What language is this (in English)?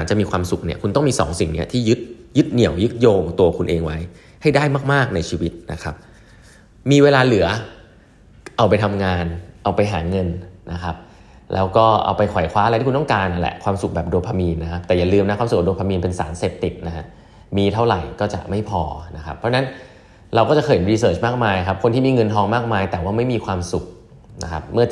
Thai